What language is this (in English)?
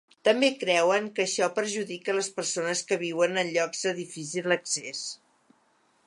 Catalan